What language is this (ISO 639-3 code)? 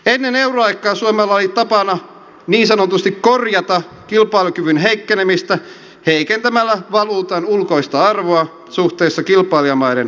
fin